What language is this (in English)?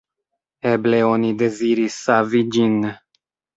Esperanto